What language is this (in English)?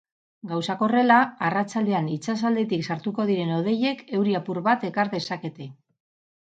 Basque